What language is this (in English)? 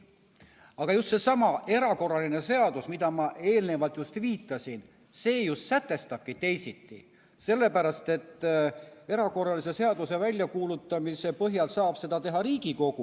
Estonian